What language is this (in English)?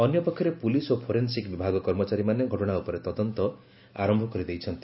Odia